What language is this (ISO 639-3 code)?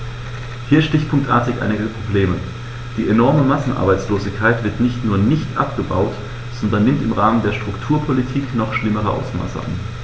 deu